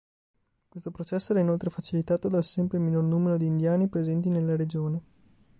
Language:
Italian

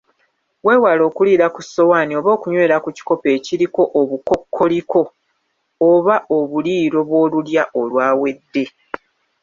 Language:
Ganda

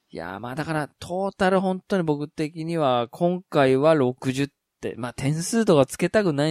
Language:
Japanese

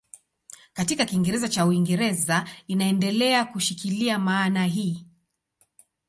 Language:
Swahili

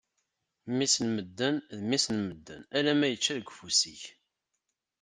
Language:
Kabyle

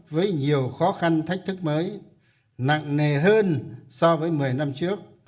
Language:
Vietnamese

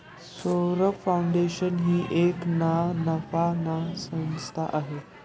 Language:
Marathi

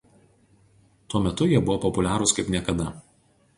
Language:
Lithuanian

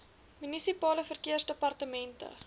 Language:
Afrikaans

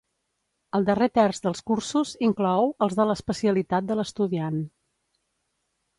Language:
Catalan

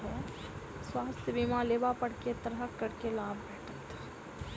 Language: Maithili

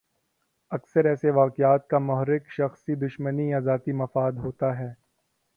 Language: Urdu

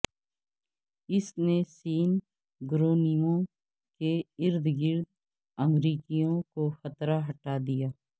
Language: Urdu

